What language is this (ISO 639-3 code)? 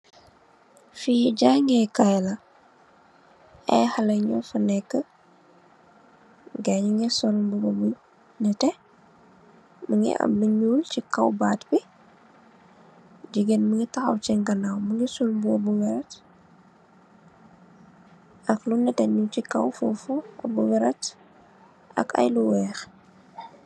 wol